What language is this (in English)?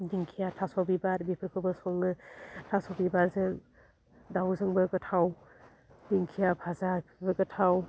Bodo